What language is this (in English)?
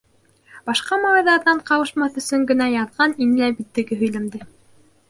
Bashkir